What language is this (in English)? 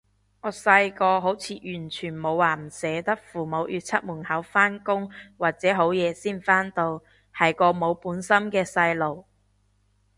Cantonese